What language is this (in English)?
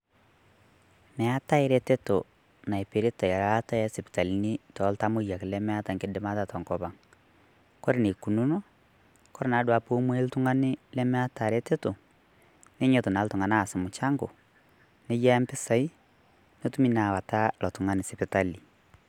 Masai